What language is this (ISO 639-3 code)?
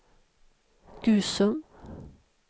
swe